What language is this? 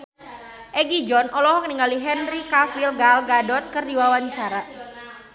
Sundanese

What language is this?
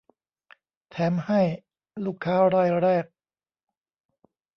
Thai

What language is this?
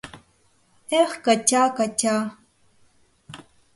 Mari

